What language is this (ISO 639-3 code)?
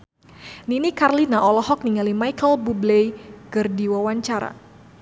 sun